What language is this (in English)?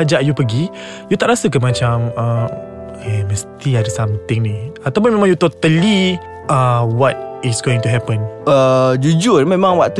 Malay